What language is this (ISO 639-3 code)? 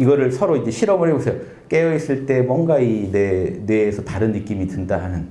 kor